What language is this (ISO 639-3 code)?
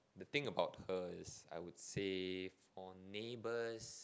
eng